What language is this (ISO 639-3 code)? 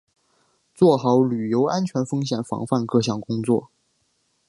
zho